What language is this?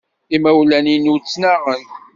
Kabyle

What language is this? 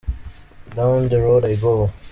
Kinyarwanda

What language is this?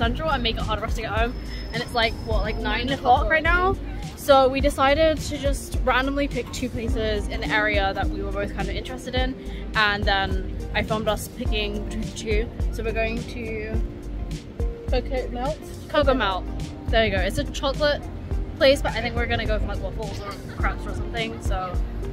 English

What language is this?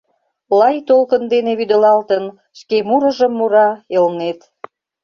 Mari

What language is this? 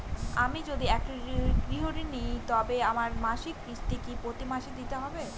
Bangla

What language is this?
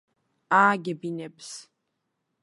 Georgian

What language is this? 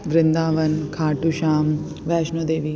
Sindhi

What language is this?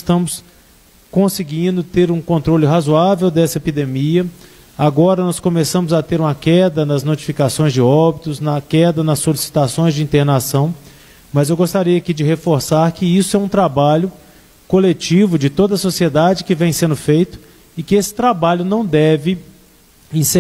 Portuguese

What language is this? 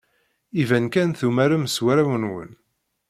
Kabyle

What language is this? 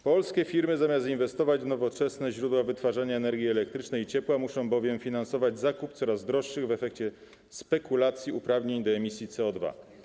Polish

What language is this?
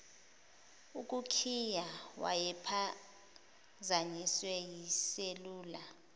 Zulu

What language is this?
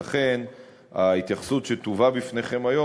Hebrew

